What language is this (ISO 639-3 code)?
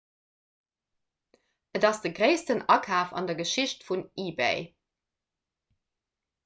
ltz